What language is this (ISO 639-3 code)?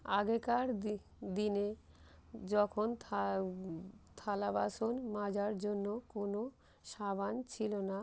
ben